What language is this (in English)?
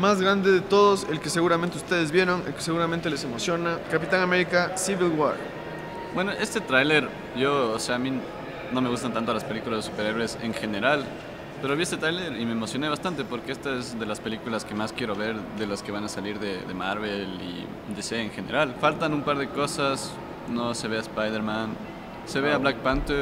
Spanish